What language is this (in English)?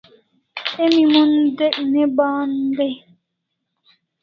Kalasha